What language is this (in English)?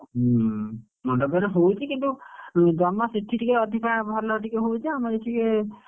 Odia